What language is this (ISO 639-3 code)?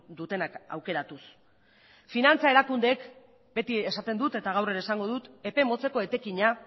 eus